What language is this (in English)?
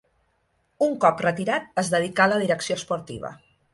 Catalan